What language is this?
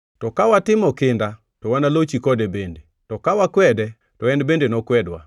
Luo (Kenya and Tanzania)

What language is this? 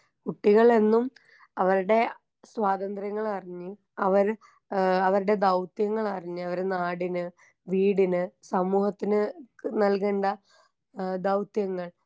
Malayalam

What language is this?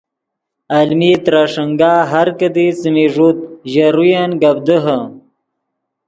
Yidgha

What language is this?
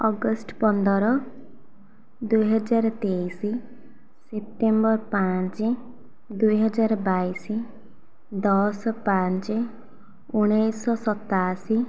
Odia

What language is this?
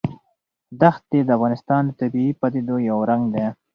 Pashto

